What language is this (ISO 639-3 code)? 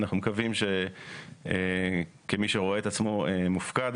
heb